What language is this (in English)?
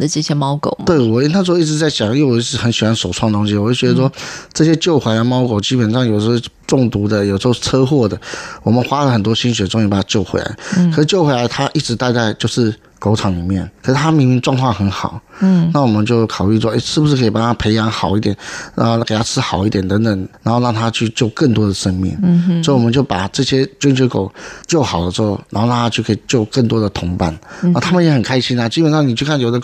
Chinese